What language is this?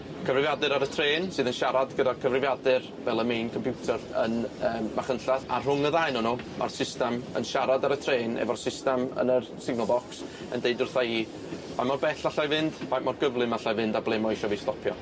Welsh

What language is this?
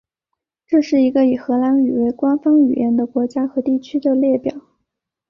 Chinese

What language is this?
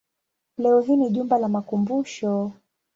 Swahili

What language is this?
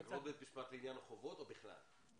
Hebrew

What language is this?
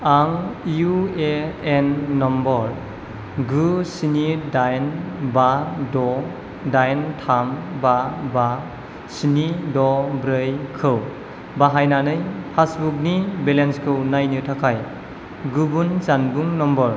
Bodo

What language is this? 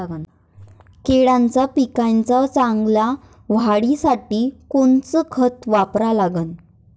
Marathi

